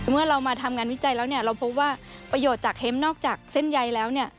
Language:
Thai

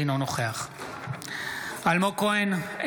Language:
Hebrew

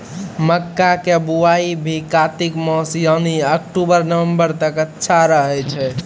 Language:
Maithili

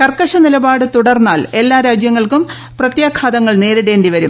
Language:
Malayalam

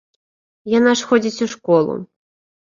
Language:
Belarusian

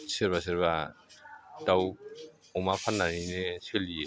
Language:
Bodo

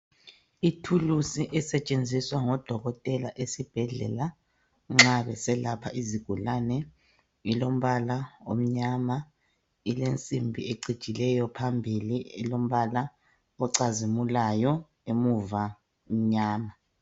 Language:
North Ndebele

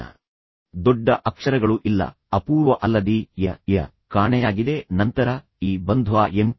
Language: Kannada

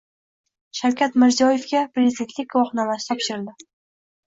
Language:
Uzbek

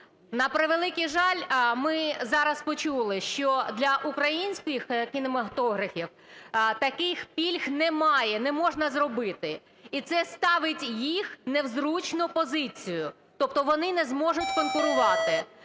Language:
Ukrainian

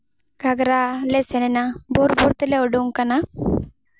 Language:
Santali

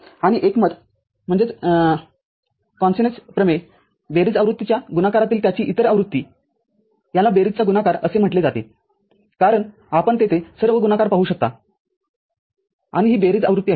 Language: Marathi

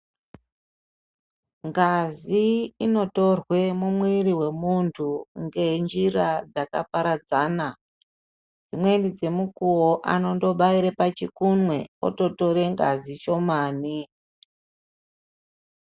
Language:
Ndau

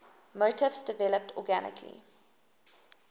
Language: English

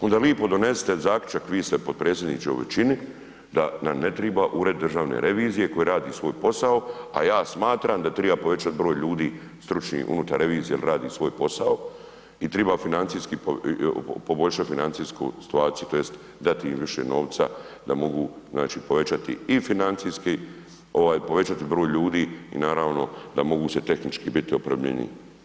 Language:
Croatian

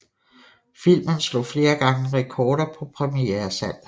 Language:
Danish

